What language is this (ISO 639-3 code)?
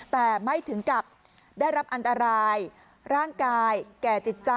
tha